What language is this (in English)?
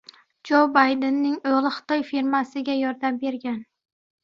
Uzbek